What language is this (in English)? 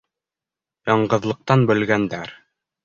Bashkir